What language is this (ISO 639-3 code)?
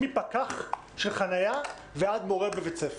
heb